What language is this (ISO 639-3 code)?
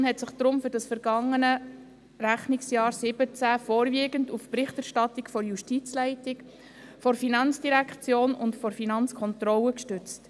gsw